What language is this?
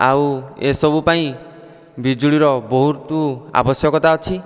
Odia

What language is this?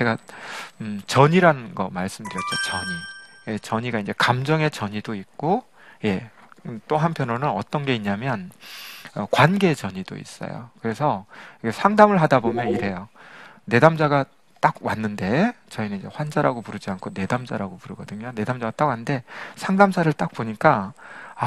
Korean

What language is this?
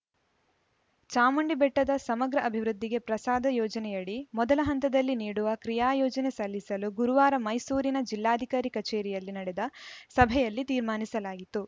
Kannada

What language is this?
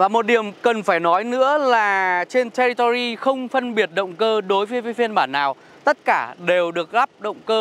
Vietnamese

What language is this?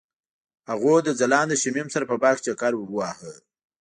Pashto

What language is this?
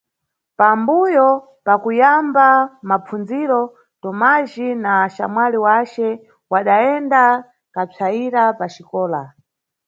Nyungwe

